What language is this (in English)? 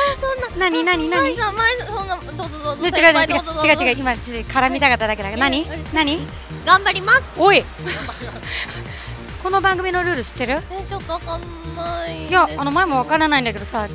Japanese